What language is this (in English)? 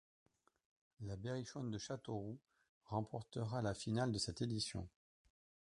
French